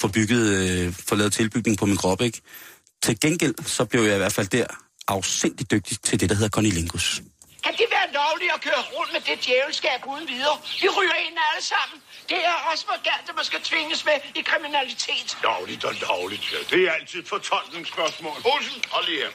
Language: Danish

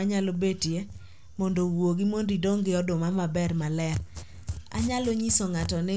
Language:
Luo (Kenya and Tanzania)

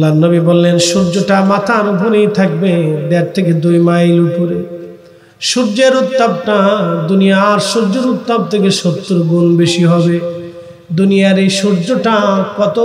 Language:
Arabic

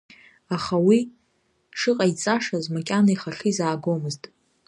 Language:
Abkhazian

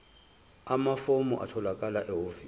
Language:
Zulu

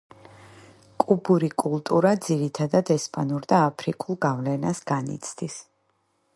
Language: Georgian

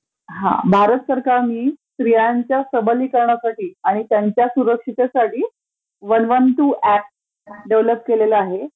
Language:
Marathi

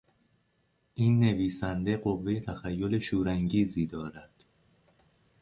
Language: Persian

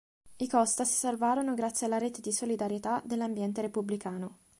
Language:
Italian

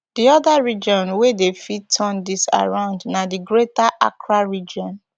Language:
Nigerian Pidgin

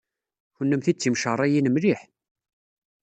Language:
Kabyle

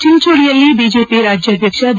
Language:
Kannada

